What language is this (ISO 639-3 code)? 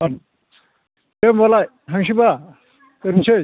brx